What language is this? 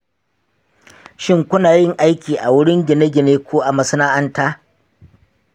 Hausa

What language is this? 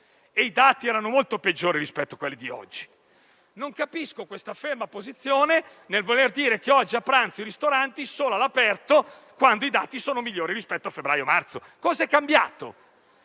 Italian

